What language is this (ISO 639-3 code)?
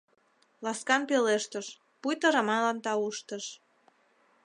chm